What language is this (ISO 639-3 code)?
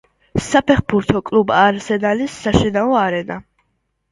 kat